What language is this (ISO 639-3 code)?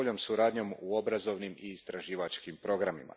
hrv